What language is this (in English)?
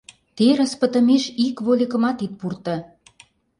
Mari